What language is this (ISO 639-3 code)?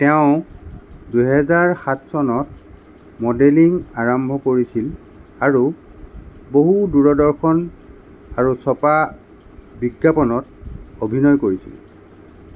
asm